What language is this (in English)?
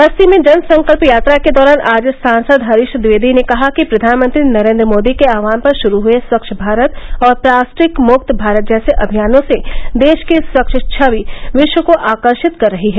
Hindi